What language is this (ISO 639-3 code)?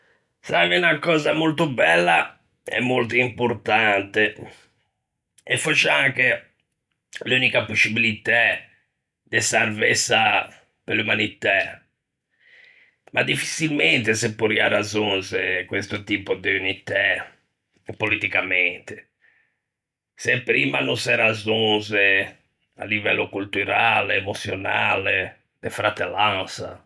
lij